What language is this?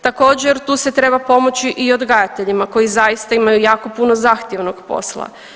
Croatian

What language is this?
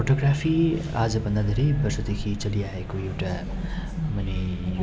Nepali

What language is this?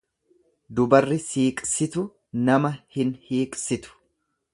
Oromo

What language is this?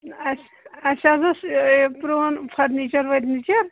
Kashmiri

